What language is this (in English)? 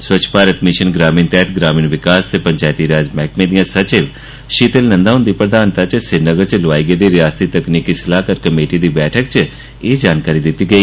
Dogri